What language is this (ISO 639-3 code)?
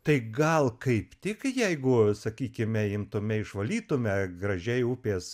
lit